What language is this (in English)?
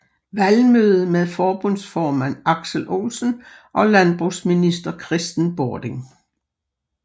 Danish